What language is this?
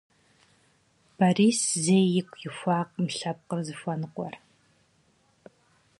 Kabardian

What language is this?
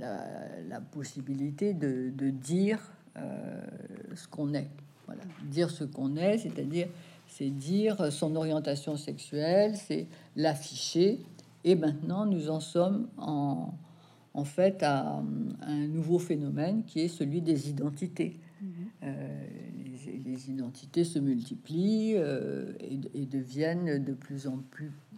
French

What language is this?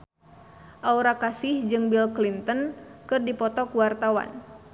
Sundanese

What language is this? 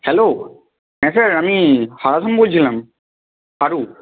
Bangla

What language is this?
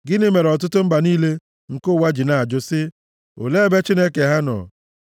Igbo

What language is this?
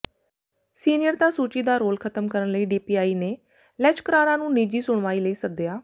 Punjabi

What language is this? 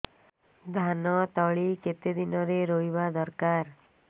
Odia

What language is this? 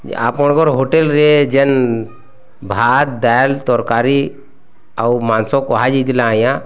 Odia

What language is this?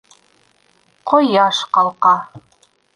Bashkir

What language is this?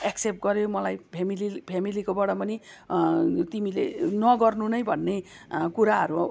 Nepali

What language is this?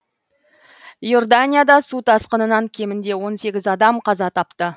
Kazakh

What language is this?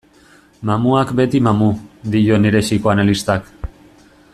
Basque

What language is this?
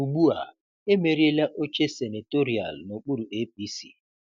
Igbo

